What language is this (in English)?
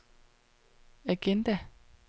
Danish